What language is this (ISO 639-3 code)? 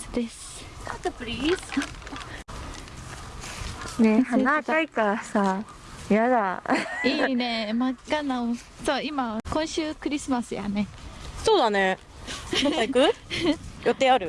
jpn